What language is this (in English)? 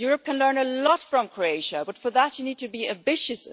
English